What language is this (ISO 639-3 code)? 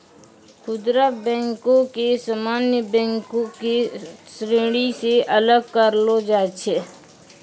mai